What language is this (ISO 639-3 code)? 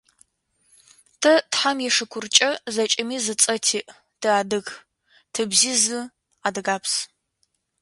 ady